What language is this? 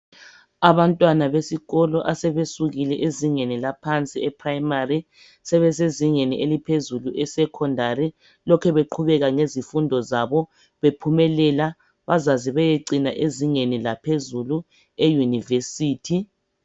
North Ndebele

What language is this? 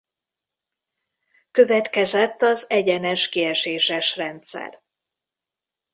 Hungarian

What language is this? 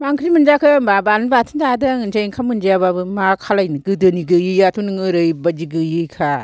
Bodo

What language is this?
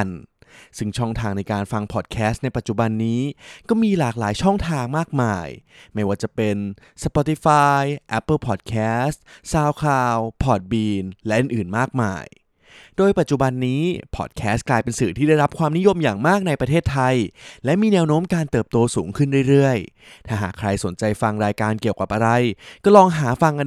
Thai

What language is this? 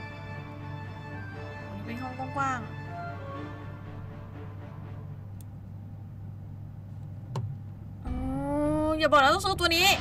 Thai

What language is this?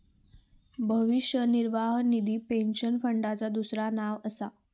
Marathi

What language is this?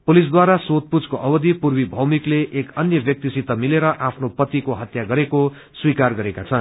Nepali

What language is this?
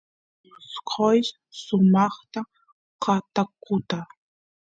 Santiago del Estero Quichua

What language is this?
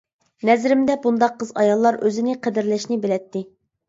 Uyghur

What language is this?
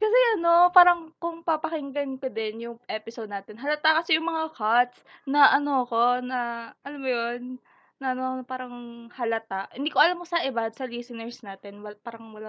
Filipino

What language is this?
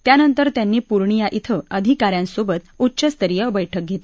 Marathi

